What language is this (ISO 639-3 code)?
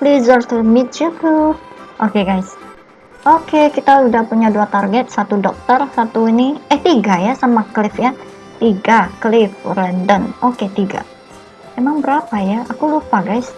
ind